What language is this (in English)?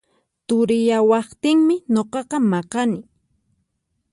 Puno Quechua